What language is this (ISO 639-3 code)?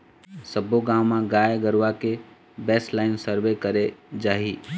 hne